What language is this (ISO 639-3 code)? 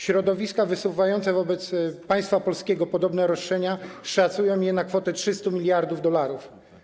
pol